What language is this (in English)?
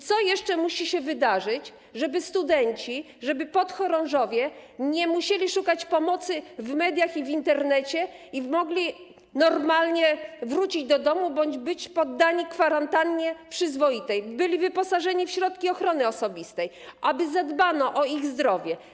Polish